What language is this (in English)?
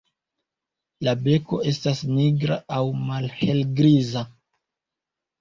Esperanto